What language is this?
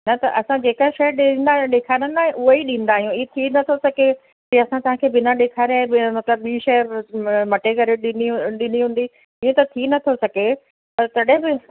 Sindhi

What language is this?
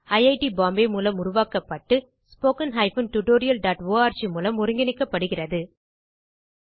Tamil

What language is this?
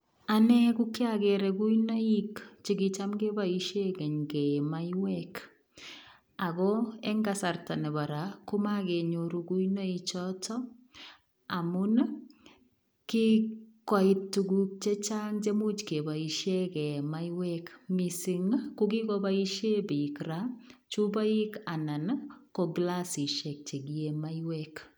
Kalenjin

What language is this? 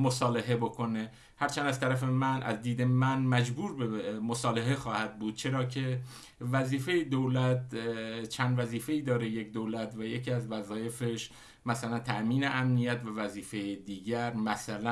Persian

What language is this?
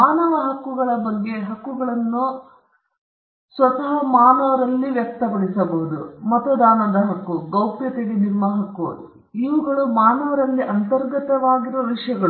Kannada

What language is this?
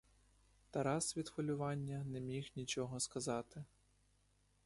Ukrainian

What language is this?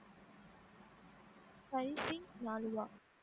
Tamil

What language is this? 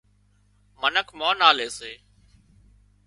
Wadiyara Koli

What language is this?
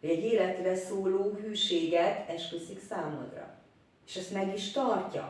Hungarian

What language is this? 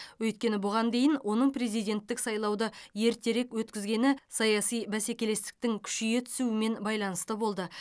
Kazakh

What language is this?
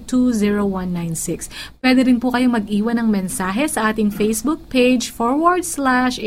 Filipino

